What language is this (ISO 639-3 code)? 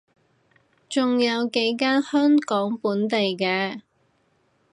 yue